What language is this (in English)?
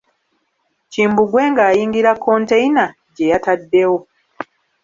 Ganda